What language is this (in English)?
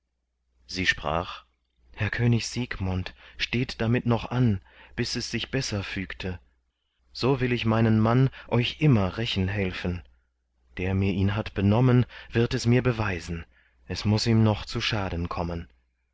German